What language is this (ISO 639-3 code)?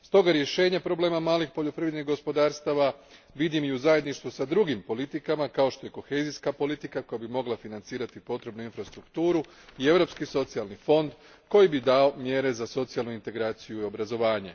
hrv